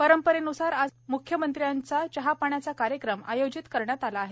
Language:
Marathi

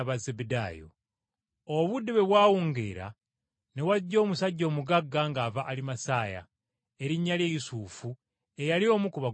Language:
Ganda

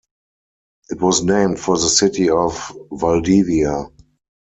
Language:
English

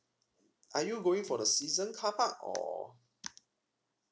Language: English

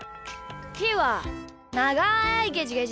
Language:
Japanese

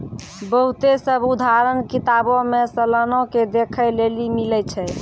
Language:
Maithili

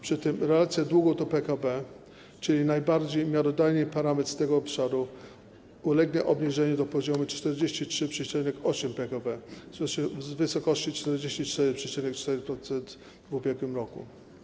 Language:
Polish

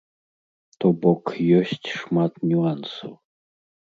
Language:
Belarusian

